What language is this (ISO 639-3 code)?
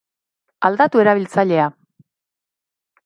eus